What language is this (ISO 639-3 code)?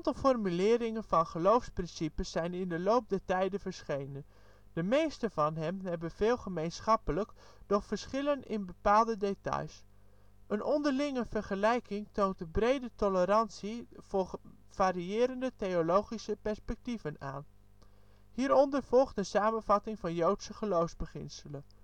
nld